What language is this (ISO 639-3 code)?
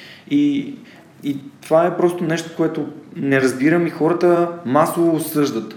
bul